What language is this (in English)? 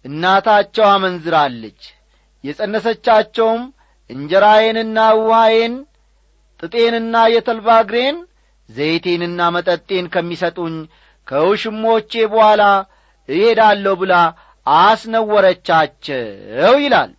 Amharic